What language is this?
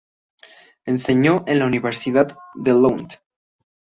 Spanish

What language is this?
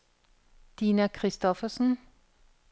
Danish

